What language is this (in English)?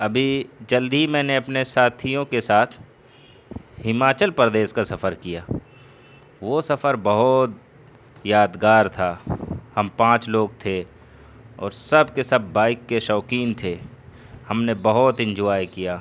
Urdu